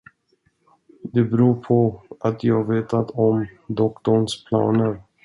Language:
Swedish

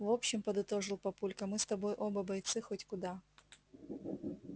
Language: Russian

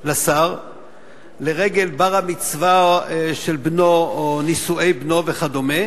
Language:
Hebrew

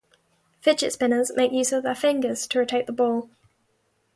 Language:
English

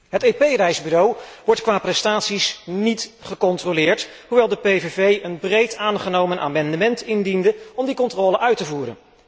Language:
Dutch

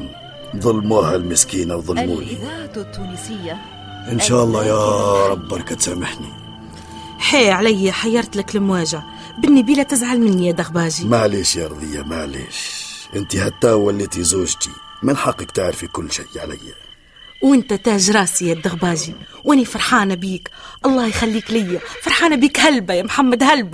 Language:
Arabic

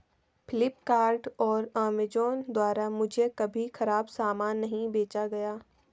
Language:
Hindi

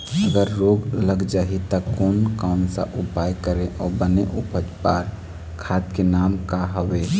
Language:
Chhattisgarhi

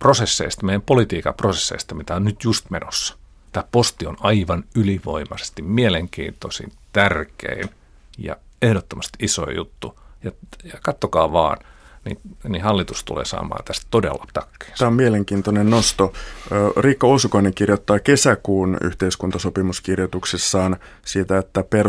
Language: Finnish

